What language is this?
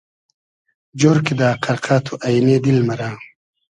Hazaragi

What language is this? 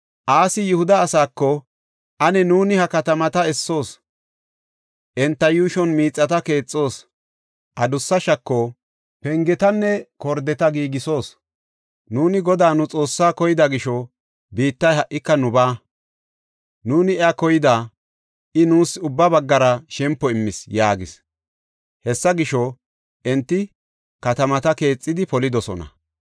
Gofa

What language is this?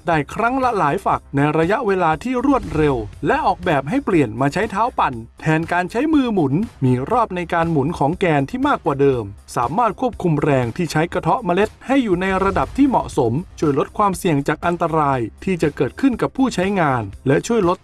Thai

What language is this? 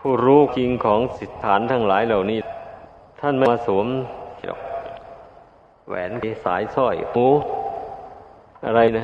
Thai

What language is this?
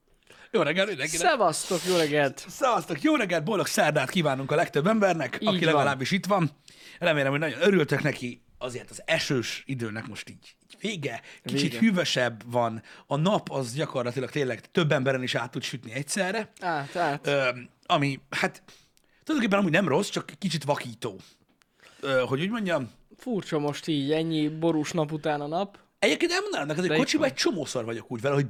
Hungarian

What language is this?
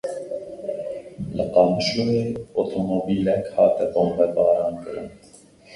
Kurdish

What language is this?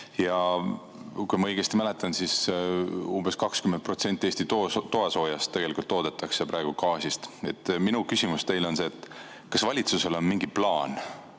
Estonian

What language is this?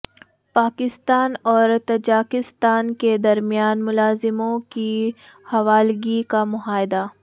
Urdu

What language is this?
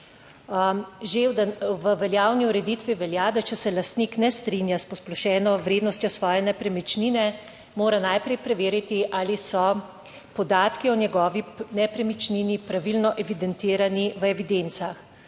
Slovenian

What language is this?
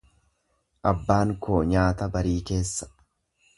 Oromo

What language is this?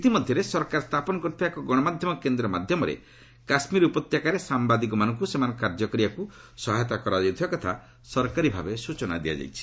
Odia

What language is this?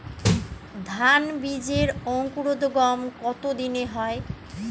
Bangla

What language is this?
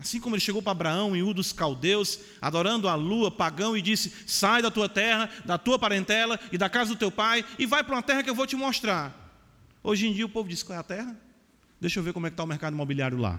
Portuguese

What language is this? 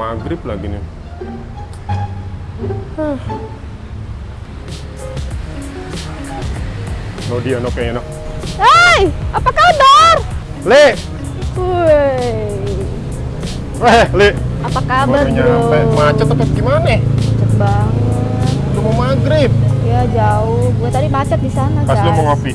Indonesian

